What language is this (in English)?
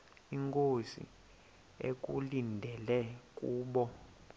Xhosa